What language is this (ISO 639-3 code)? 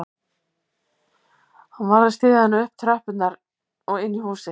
isl